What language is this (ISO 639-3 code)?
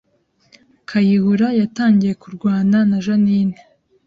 kin